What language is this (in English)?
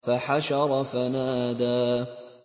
Arabic